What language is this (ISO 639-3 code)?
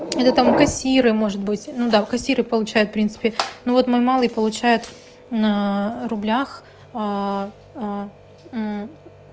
rus